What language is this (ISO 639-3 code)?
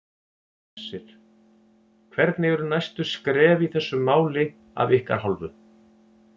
isl